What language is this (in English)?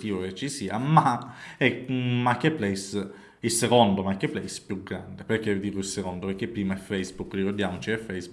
Italian